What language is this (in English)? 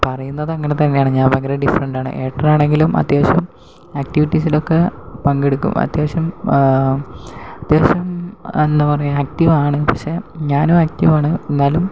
Malayalam